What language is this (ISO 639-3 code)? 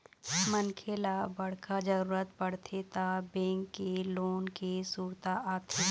hne